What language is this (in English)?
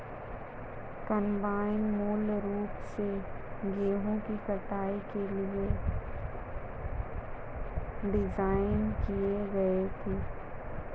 Hindi